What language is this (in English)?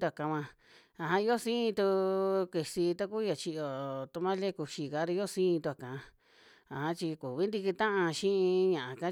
Western Juxtlahuaca Mixtec